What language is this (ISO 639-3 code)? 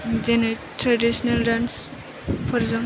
brx